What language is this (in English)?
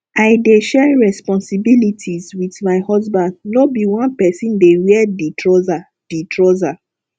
Nigerian Pidgin